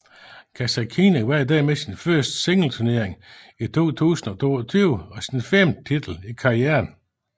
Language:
Danish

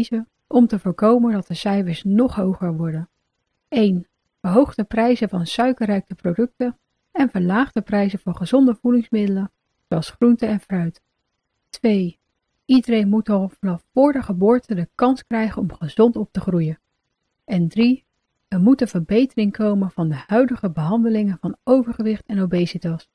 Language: Dutch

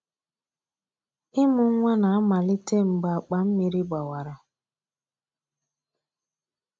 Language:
Igbo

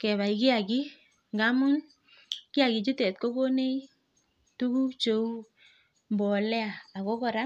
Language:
Kalenjin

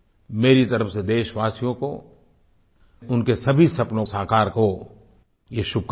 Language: Hindi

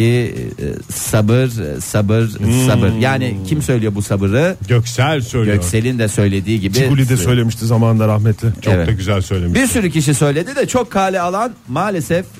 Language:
Turkish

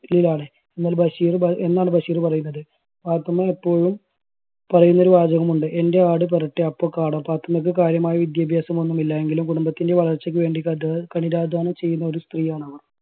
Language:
Malayalam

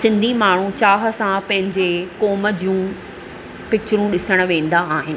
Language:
Sindhi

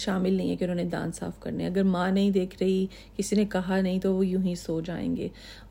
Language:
Urdu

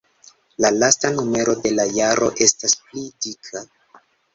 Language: Esperanto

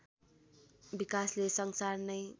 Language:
Nepali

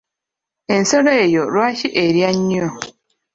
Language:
Ganda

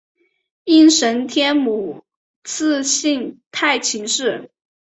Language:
Chinese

